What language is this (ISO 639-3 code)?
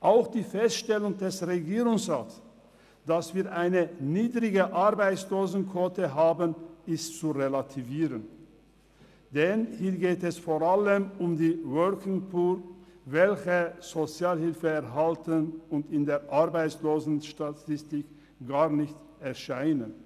gsw